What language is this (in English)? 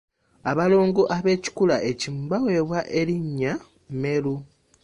Ganda